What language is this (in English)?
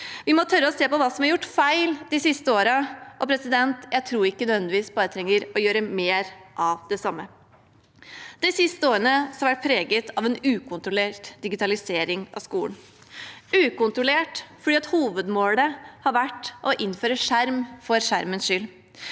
Norwegian